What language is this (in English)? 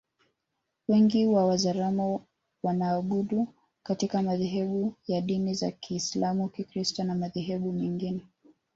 Swahili